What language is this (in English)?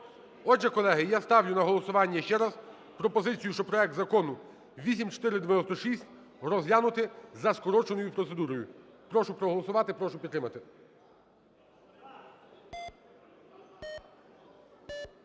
Ukrainian